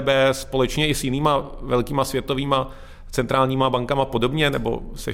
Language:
Czech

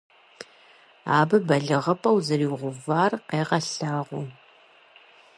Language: Kabardian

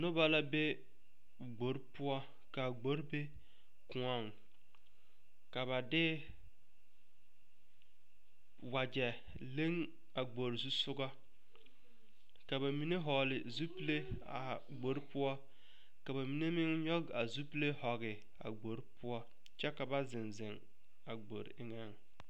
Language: Southern Dagaare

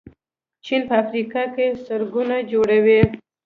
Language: Pashto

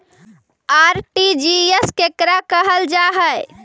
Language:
Magahi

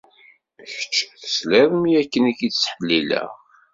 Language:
Kabyle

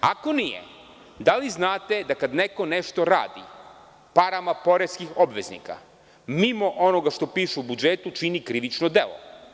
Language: Serbian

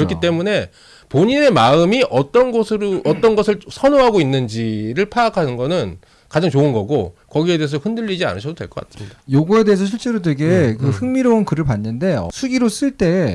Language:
Korean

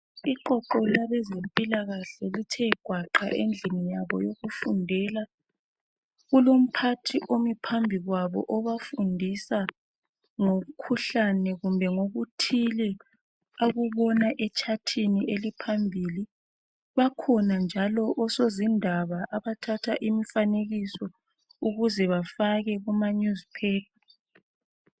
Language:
North Ndebele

